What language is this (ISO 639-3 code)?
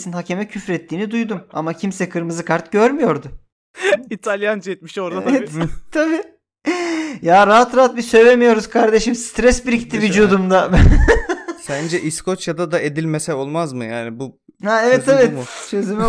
tur